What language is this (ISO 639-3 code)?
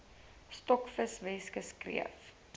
afr